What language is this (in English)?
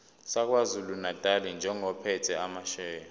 Zulu